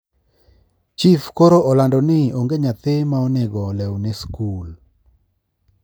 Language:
Luo (Kenya and Tanzania)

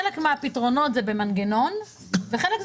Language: Hebrew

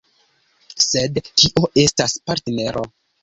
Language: Esperanto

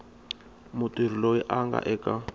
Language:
Tsonga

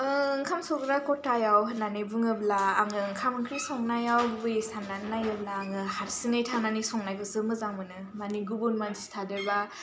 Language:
Bodo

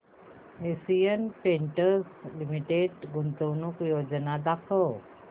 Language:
Marathi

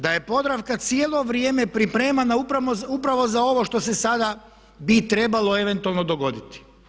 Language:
Croatian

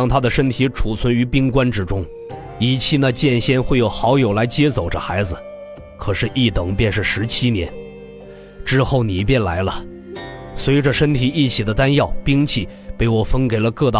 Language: Chinese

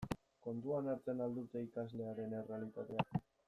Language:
Basque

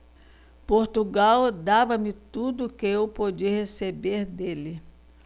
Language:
Portuguese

